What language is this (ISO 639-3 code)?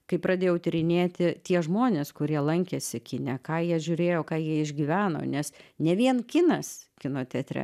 lit